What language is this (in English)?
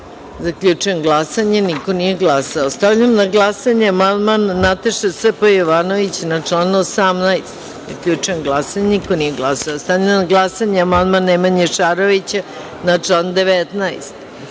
Serbian